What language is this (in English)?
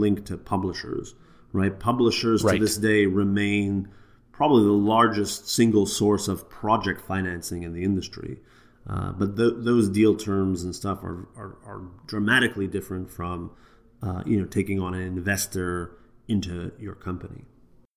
English